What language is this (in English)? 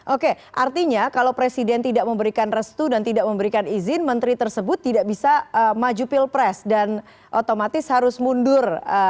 Indonesian